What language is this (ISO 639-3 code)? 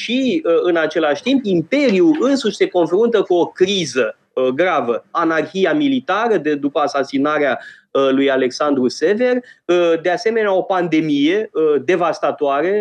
ron